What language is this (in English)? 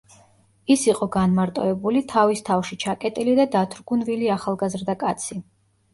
Georgian